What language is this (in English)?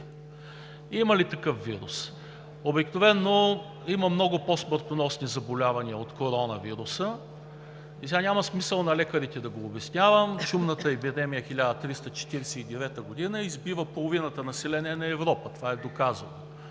Bulgarian